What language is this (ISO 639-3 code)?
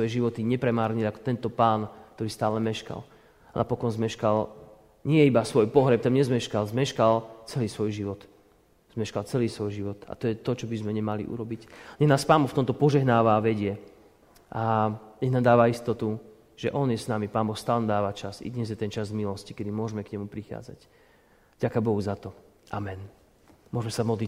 slk